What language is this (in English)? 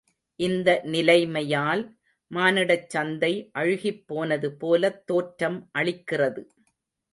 Tamil